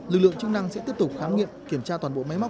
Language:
Vietnamese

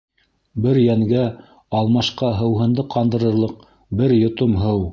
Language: Bashkir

